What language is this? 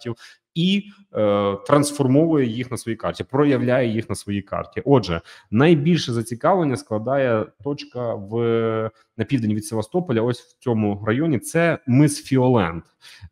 Ukrainian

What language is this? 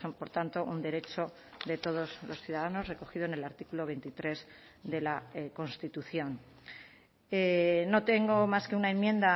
Spanish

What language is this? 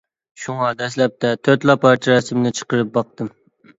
Uyghur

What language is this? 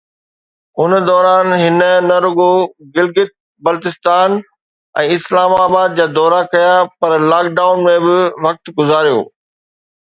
Sindhi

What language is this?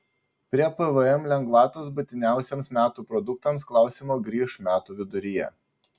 Lithuanian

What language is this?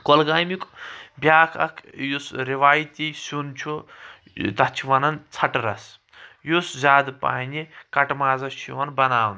Kashmiri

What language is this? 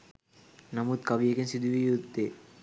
Sinhala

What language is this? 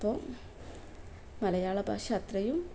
Malayalam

